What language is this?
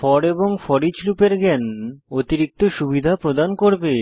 Bangla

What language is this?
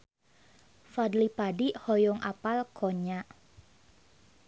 Sundanese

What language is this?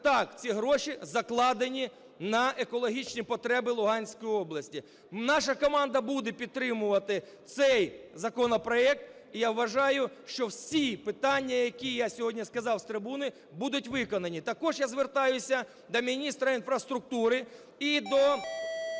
Ukrainian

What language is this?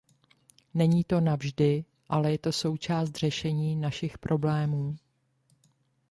Czech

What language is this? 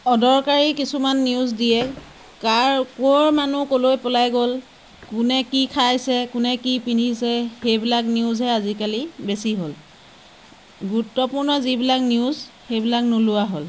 Assamese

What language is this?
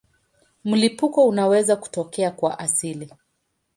Swahili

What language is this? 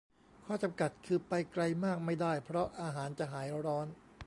Thai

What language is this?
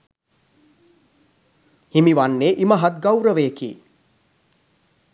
Sinhala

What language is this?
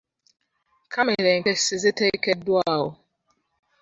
Ganda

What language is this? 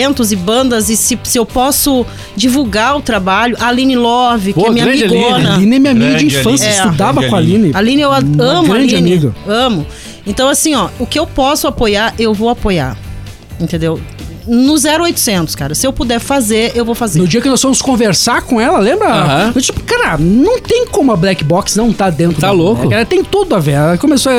Portuguese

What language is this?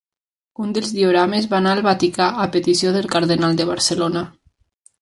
Catalan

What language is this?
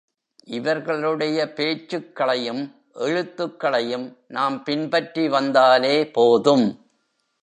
Tamil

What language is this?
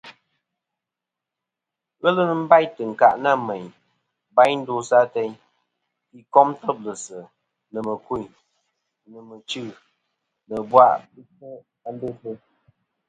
Kom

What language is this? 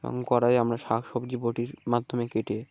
Bangla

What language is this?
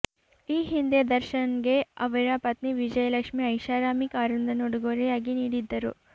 Kannada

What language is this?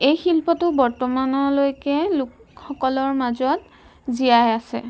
Assamese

